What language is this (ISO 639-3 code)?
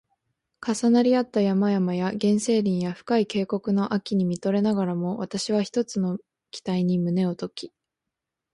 jpn